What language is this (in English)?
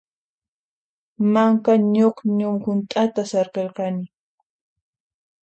Puno Quechua